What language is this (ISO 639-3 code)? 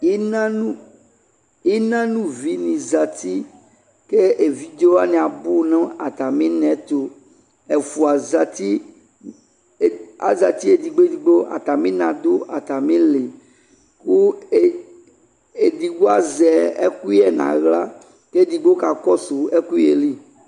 kpo